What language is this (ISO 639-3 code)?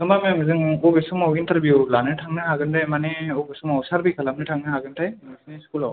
brx